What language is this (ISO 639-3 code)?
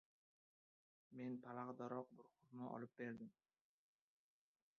uzb